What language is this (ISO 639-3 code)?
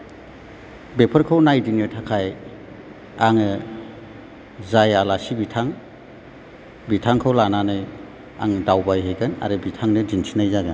brx